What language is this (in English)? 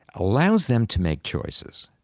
English